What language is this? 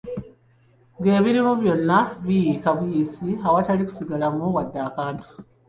Ganda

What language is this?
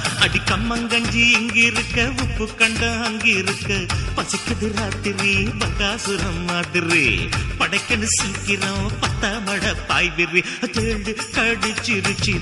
Tamil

